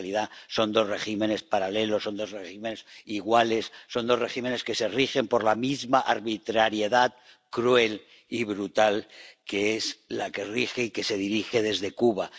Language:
Spanish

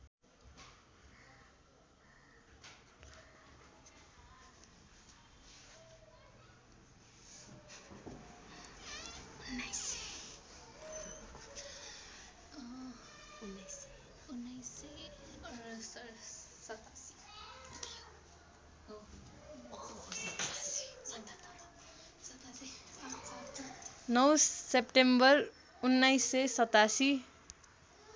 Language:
Nepali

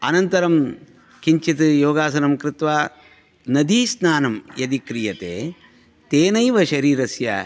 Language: Sanskrit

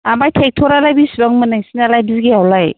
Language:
Bodo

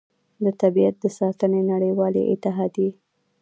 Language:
Pashto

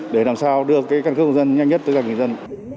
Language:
Vietnamese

